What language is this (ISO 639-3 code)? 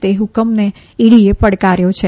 guj